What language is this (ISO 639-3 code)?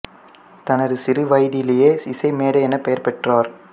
tam